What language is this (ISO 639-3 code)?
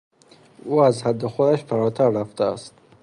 fas